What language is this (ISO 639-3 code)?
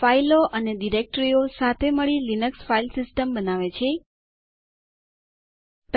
guj